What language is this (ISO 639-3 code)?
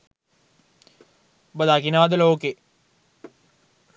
sin